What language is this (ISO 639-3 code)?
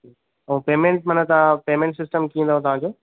snd